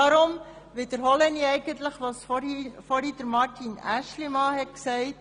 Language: Swiss German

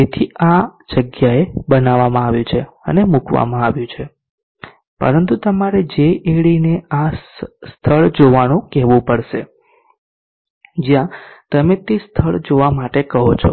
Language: Gujarati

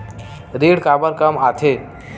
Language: Chhattisgarhi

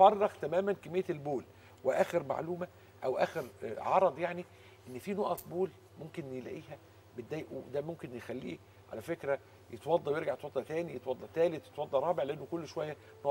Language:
Arabic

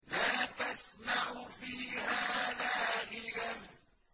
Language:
Arabic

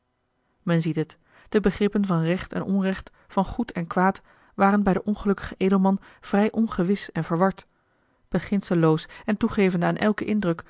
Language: Dutch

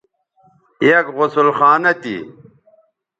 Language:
Bateri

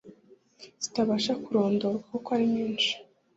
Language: Kinyarwanda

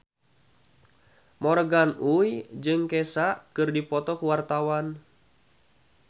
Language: Sundanese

